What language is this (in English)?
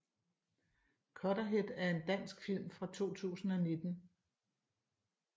Danish